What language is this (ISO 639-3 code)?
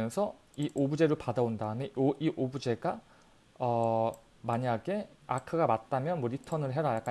kor